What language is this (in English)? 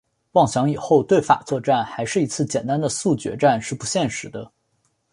Chinese